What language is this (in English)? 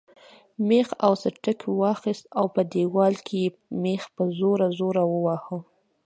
Pashto